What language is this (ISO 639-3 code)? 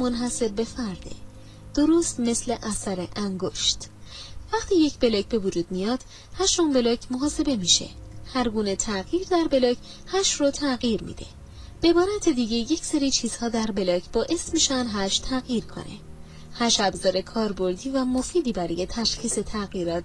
fas